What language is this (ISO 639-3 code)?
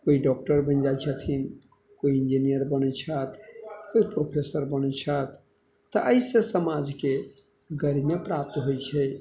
mai